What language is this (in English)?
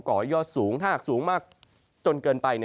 Thai